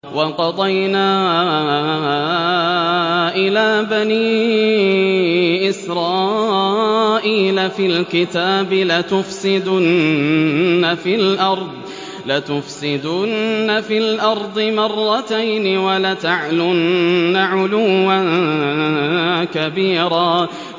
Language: Arabic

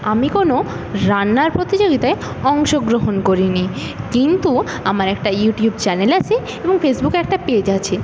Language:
Bangla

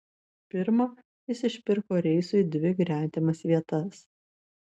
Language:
Lithuanian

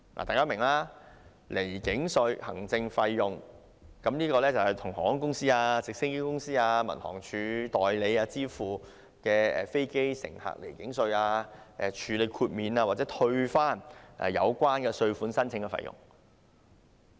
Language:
Cantonese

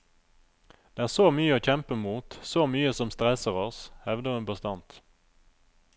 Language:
Norwegian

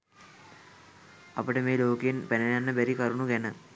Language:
Sinhala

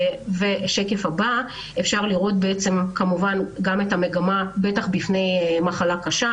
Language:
Hebrew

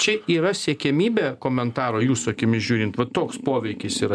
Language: Lithuanian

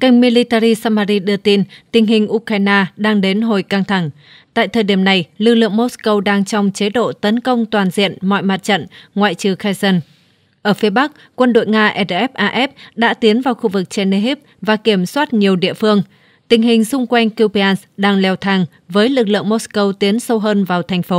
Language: Vietnamese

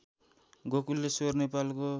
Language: Nepali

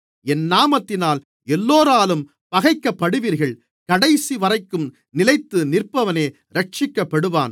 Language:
Tamil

